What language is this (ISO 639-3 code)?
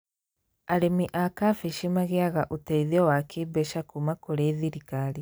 kik